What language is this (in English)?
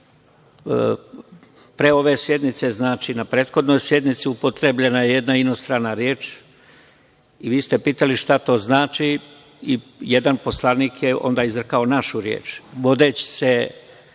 Serbian